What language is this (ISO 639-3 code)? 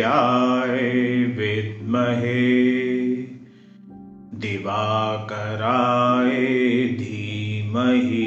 hin